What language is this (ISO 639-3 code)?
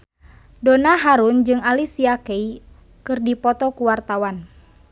sun